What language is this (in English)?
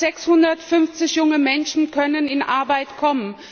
German